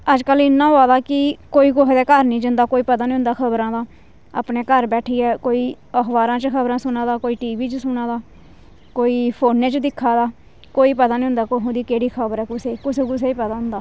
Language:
Dogri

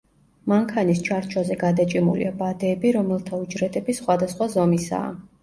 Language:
Georgian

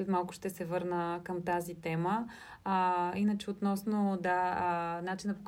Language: Bulgarian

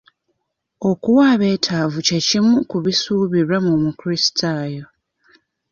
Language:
Ganda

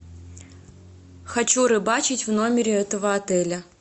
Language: Russian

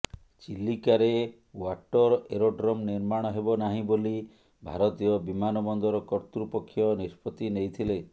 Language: Odia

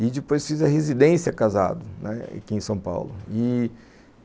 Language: Portuguese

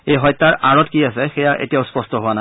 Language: Assamese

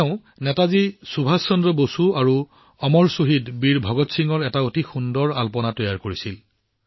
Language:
Assamese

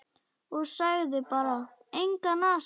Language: Icelandic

